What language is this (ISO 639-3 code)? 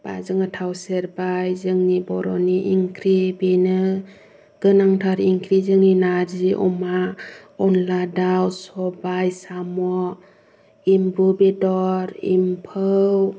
brx